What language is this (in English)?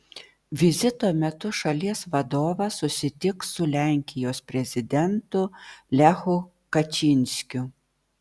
Lithuanian